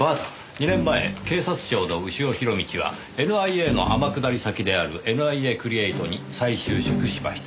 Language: Japanese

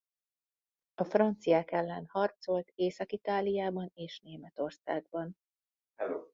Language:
Hungarian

